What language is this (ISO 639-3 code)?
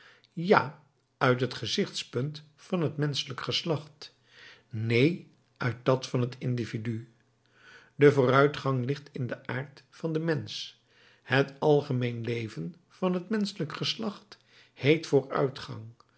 nld